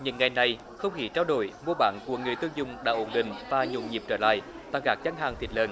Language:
Vietnamese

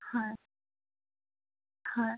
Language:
Assamese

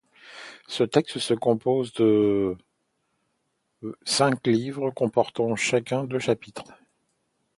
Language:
French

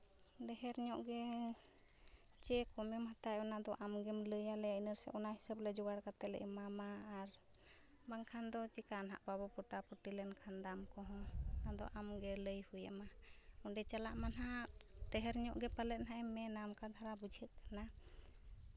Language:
Santali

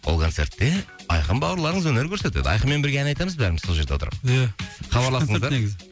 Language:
Kazakh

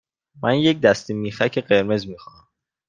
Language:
Persian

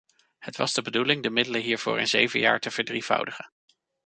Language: Dutch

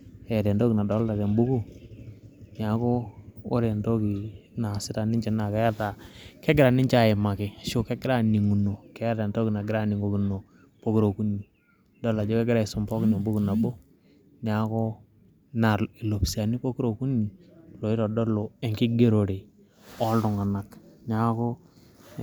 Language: Masai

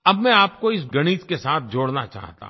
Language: Hindi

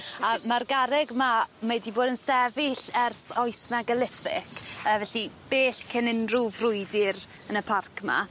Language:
Welsh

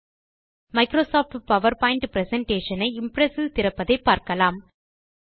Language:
Tamil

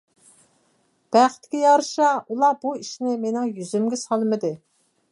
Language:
Uyghur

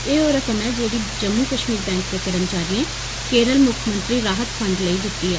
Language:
Dogri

